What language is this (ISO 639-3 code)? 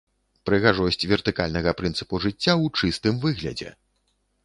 bel